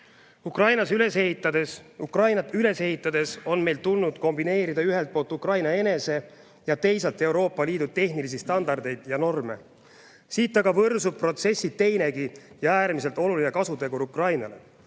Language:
Estonian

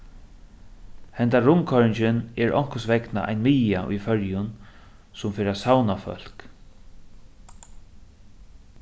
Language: Faroese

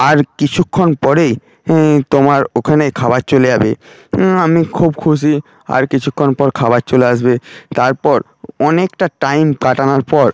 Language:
Bangla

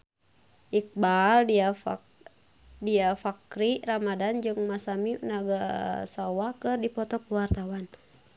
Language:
Sundanese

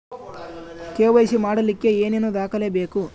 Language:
Kannada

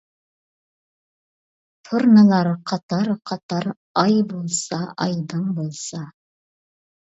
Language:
Uyghur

